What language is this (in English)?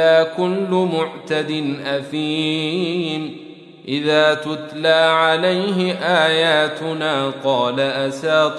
Arabic